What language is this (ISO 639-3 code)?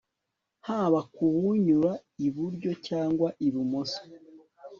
kin